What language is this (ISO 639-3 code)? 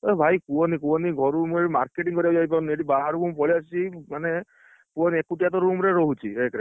ori